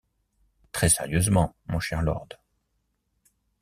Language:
French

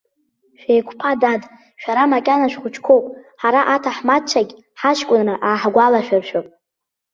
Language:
Abkhazian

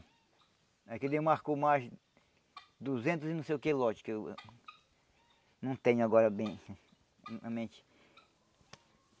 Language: Portuguese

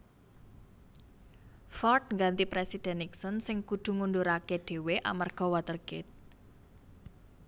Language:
Javanese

